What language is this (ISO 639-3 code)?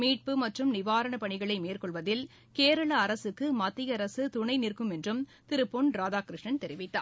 tam